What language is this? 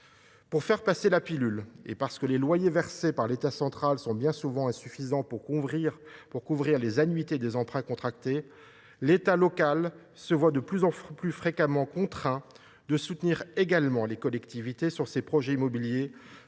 French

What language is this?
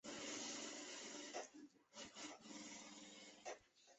Chinese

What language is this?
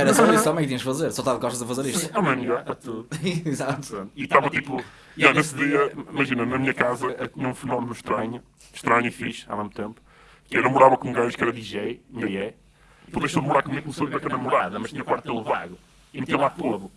Portuguese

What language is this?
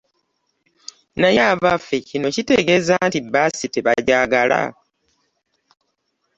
Ganda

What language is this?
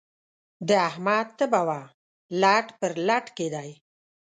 Pashto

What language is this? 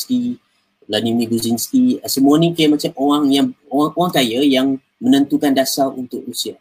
Malay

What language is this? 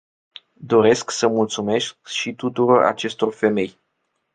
Romanian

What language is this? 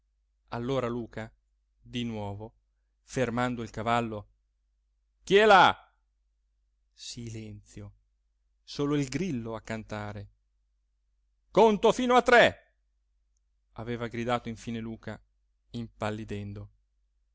Italian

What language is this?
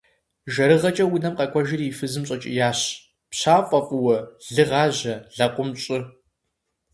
Kabardian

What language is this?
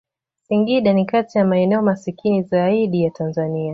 Swahili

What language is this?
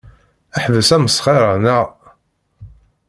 Kabyle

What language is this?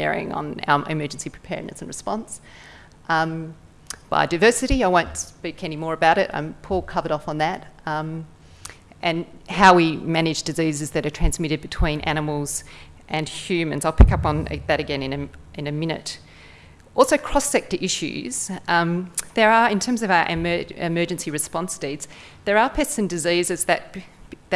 English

